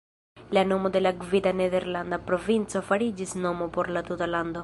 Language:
Esperanto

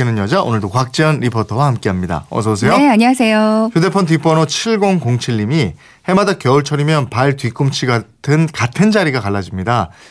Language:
Korean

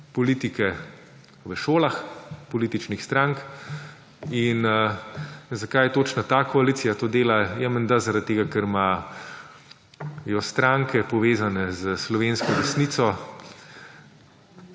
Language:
Slovenian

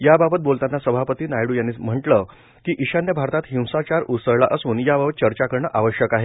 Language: Marathi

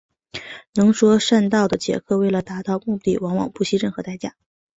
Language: Chinese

